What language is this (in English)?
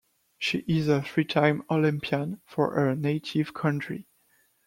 English